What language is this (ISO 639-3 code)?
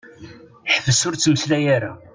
kab